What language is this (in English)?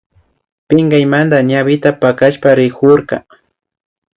Imbabura Highland Quichua